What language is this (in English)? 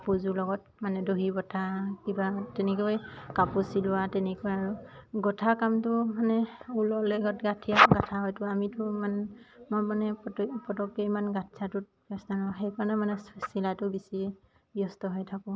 Assamese